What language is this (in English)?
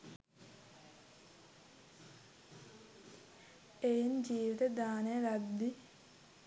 Sinhala